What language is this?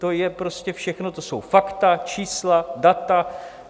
Czech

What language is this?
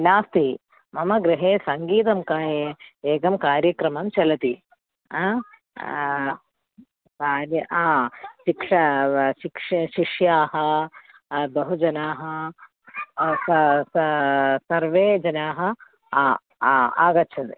Sanskrit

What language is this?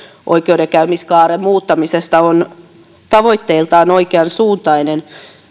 Finnish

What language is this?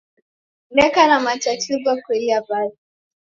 Taita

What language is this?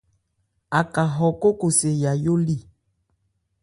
Ebrié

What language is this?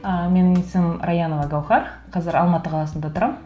Kazakh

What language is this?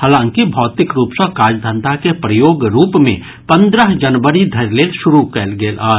Maithili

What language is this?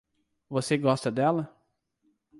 Portuguese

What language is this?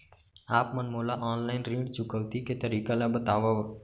Chhattisgarhi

